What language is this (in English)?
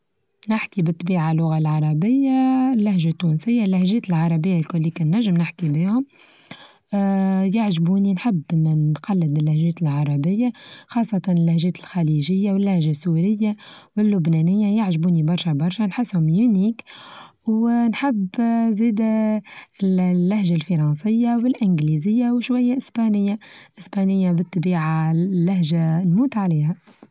Tunisian Arabic